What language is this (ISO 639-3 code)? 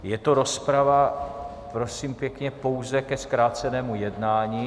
ces